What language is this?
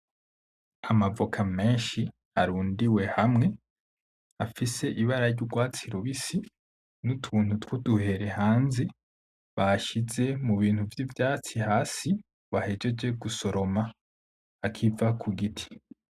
Rundi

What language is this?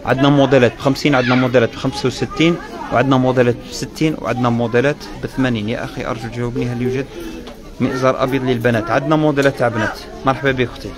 Arabic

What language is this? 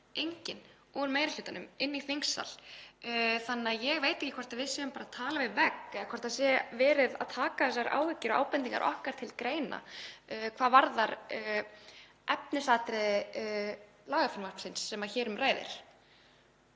Icelandic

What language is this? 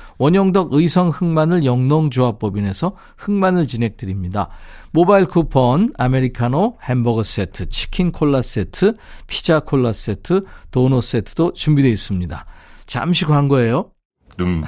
Korean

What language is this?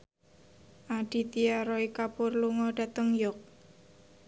Javanese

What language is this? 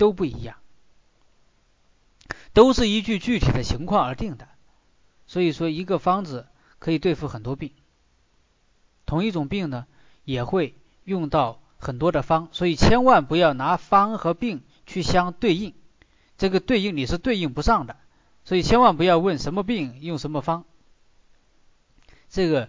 Chinese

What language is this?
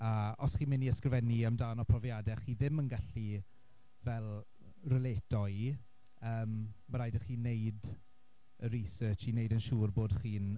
Welsh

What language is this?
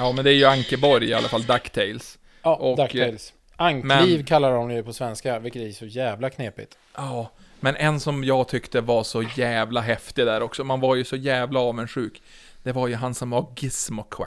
Swedish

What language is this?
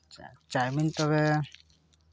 Santali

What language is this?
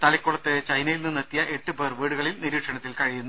Malayalam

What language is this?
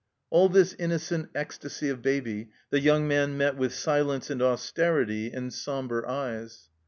English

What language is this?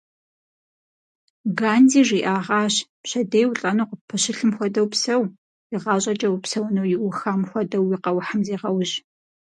Kabardian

